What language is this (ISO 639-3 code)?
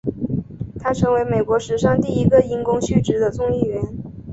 zho